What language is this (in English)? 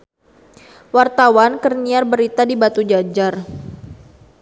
Sundanese